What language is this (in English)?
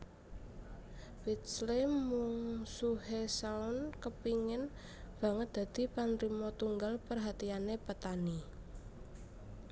Javanese